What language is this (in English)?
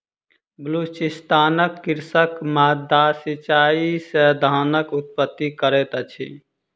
Maithili